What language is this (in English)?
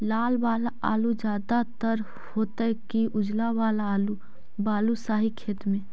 Magahi